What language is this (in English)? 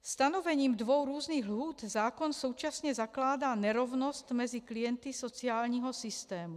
Czech